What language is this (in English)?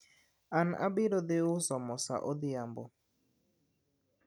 Luo (Kenya and Tanzania)